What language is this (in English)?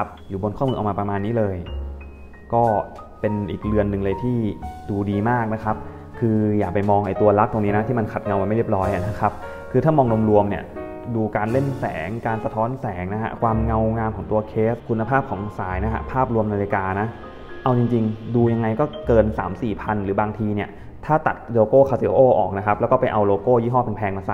Thai